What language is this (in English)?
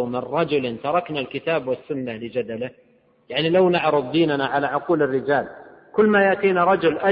Arabic